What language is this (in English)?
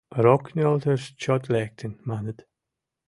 Mari